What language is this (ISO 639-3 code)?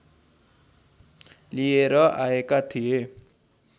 nep